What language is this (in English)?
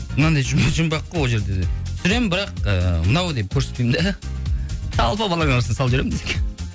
Kazakh